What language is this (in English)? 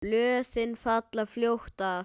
Icelandic